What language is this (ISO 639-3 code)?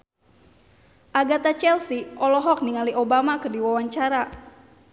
sun